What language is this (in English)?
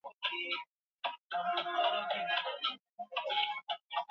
Swahili